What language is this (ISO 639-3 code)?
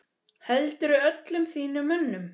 isl